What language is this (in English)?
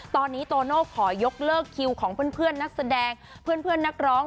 Thai